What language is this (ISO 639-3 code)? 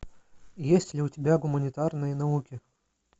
rus